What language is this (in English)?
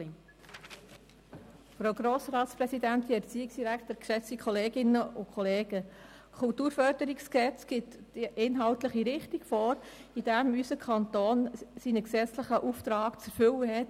Swiss German